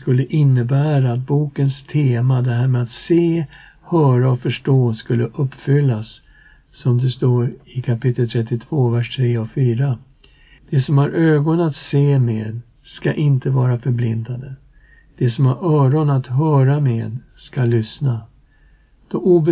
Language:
Swedish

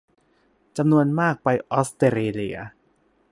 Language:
Thai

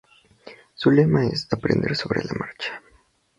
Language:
Spanish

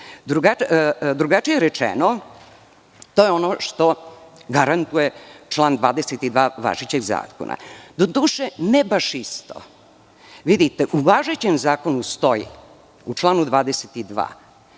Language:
Serbian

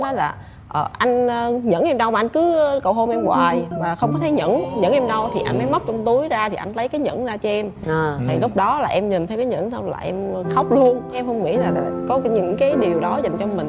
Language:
Vietnamese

